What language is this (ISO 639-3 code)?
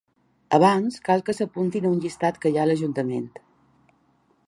cat